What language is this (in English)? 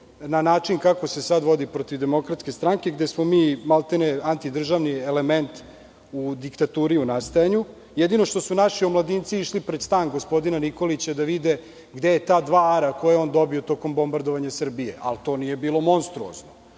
Serbian